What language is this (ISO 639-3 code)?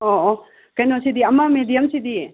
mni